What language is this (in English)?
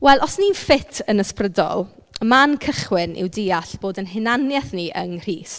Welsh